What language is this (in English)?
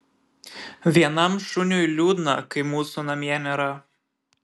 Lithuanian